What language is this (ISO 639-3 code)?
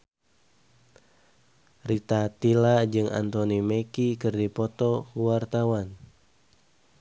sun